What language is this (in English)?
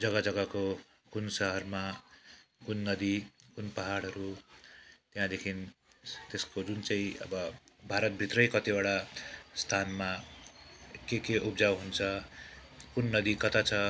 Nepali